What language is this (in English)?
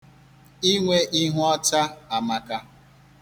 Igbo